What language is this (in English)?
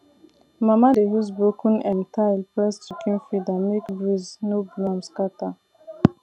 Nigerian Pidgin